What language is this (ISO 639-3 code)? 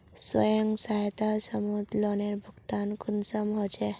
mag